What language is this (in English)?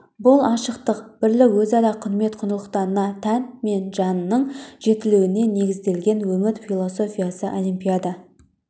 Kazakh